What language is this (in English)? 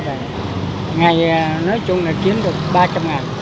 Vietnamese